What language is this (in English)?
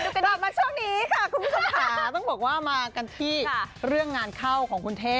Thai